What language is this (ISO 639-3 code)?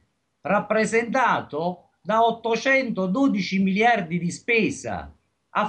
ita